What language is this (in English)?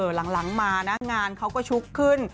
Thai